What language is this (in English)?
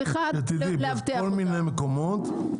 Hebrew